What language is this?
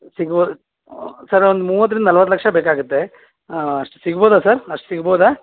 Kannada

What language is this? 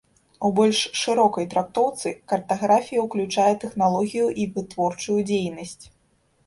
Belarusian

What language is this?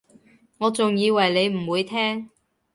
Cantonese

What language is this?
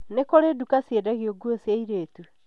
Kikuyu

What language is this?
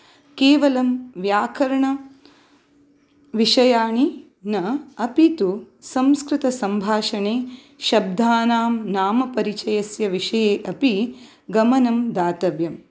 Sanskrit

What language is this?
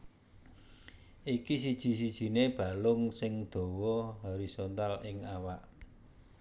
Javanese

